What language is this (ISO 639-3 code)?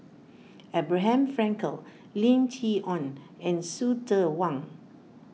eng